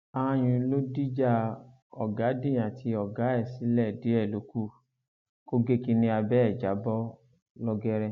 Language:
Yoruba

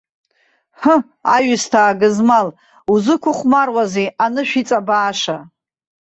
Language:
Abkhazian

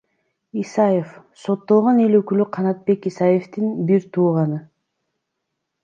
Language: Kyrgyz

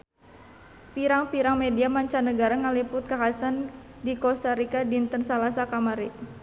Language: Sundanese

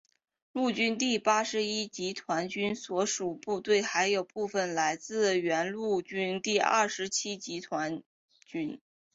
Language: Chinese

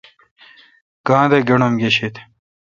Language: Kalkoti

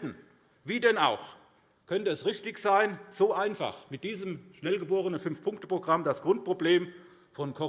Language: German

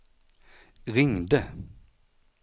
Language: Swedish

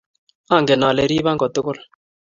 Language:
Kalenjin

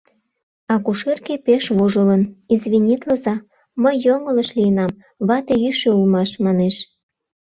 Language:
Mari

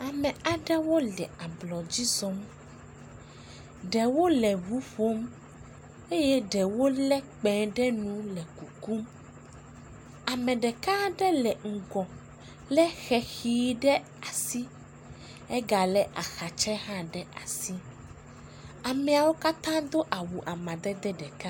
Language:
Ewe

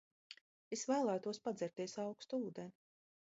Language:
Latvian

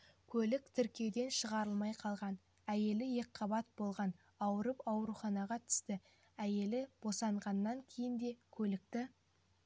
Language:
Kazakh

